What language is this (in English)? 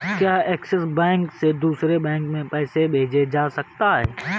Hindi